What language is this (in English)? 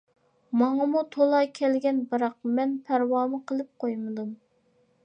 Uyghur